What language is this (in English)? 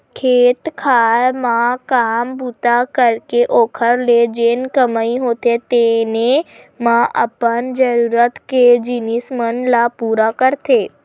Chhattisgarhi